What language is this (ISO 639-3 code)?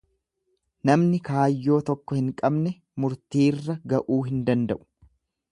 orm